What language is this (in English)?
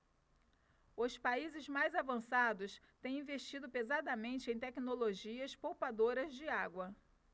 Portuguese